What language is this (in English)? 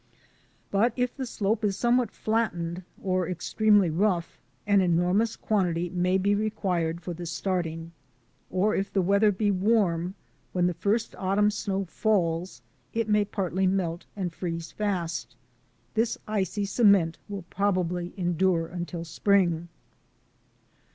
English